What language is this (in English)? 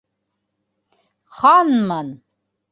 Bashkir